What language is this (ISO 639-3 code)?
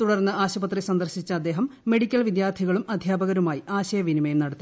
mal